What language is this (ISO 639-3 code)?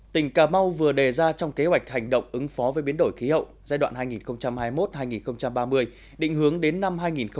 vie